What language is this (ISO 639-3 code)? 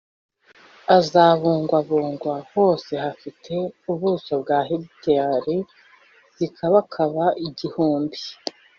kin